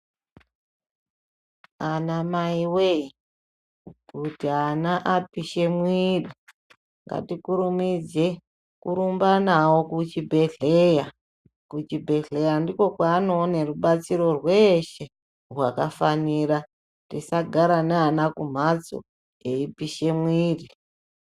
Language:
Ndau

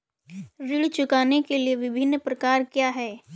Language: Hindi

